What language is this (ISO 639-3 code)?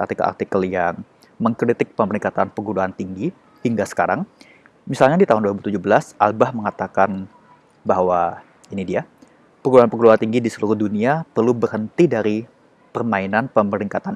ind